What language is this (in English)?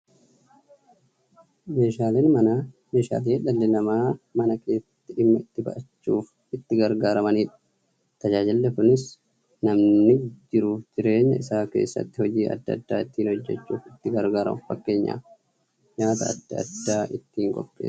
Oromo